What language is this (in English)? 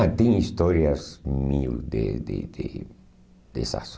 Portuguese